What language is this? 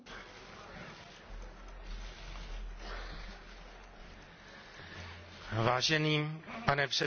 Czech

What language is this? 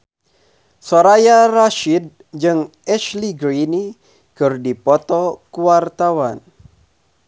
Sundanese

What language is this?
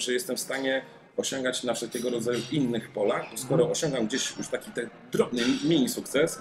Polish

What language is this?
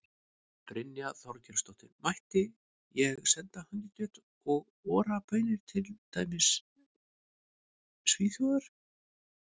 Icelandic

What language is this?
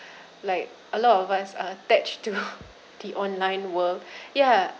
English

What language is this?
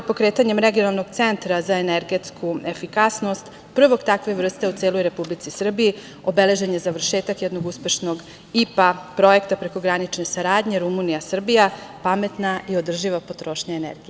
Serbian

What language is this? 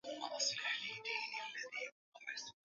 Swahili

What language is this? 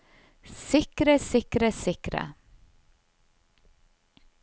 Norwegian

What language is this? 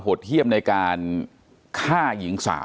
Thai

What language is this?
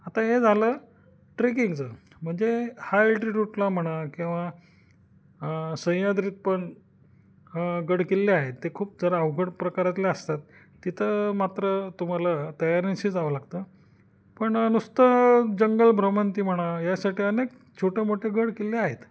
Marathi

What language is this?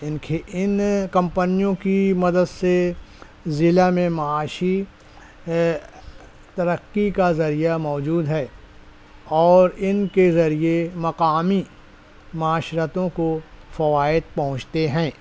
Urdu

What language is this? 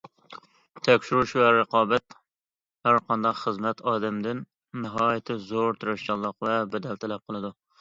Uyghur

